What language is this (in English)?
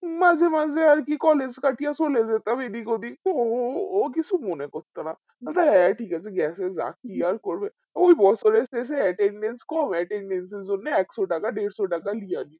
Bangla